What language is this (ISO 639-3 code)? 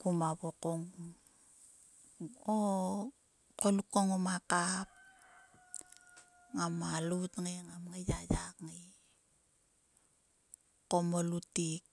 sua